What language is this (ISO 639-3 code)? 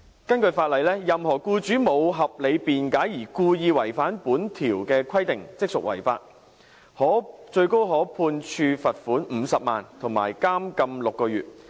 yue